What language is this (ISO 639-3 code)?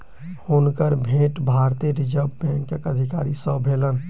mai